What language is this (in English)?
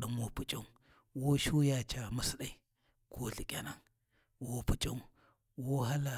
Warji